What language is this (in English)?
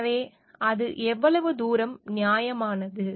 Tamil